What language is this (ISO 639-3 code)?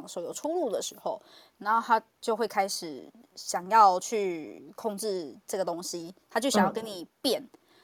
zho